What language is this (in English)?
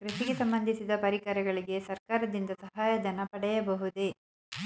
Kannada